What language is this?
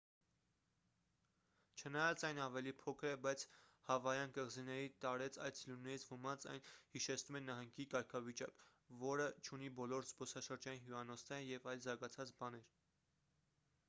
Armenian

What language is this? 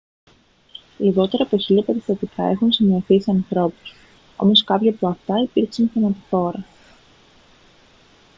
Greek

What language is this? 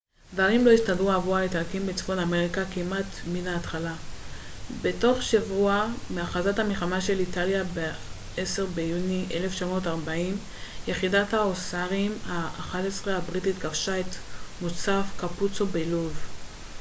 Hebrew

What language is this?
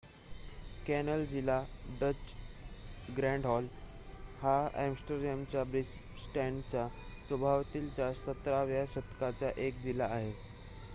Marathi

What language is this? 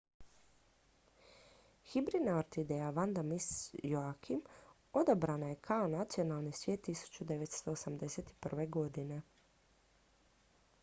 Croatian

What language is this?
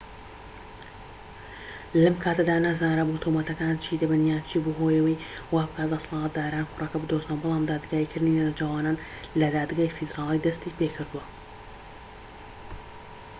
Central Kurdish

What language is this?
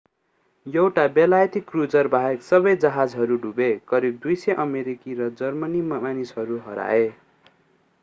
Nepali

